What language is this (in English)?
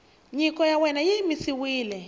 Tsonga